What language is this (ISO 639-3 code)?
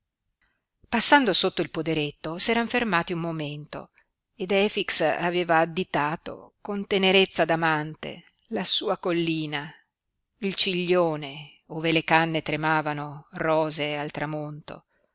ita